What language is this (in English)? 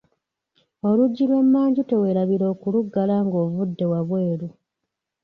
Ganda